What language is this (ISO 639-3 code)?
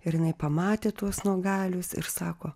lit